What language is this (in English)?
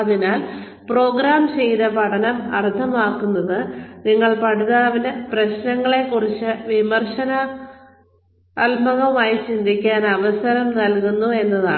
Malayalam